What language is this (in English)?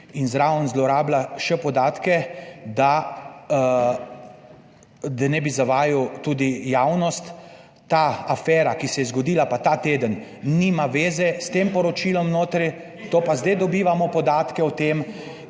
Slovenian